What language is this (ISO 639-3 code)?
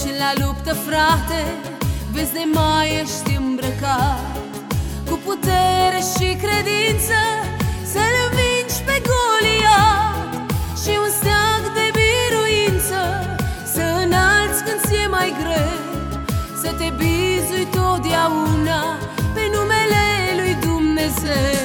ron